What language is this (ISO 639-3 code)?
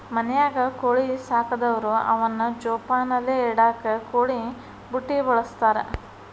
kan